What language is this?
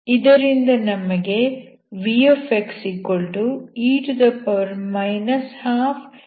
Kannada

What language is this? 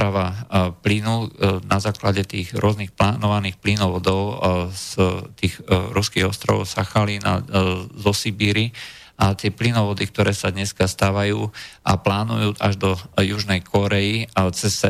Slovak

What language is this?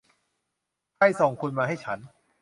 Thai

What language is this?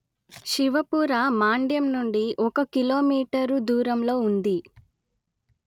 Telugu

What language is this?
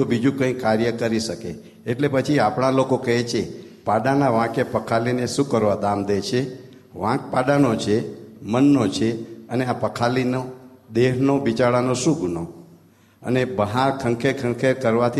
Gujarati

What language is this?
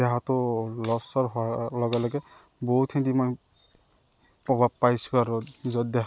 Assamese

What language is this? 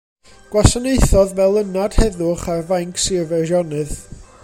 Welsh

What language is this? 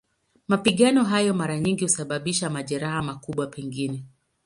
Swahili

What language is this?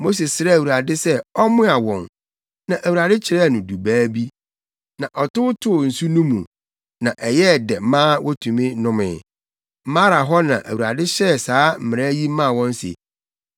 Akan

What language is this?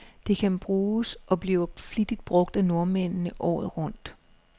Danish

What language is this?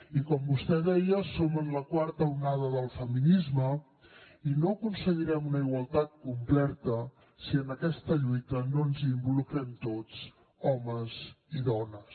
Catalan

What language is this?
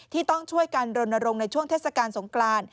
Thai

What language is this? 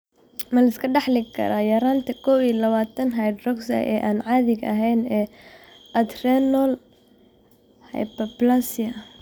Somali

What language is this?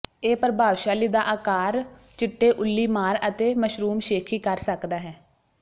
Punjabi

